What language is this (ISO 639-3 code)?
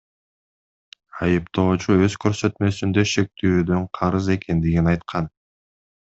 kir